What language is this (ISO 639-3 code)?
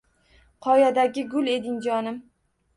uzb